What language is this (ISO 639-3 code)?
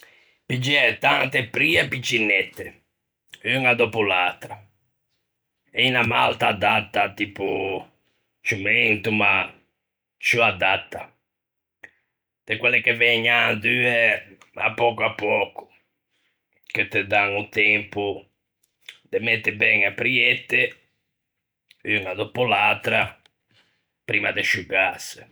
lij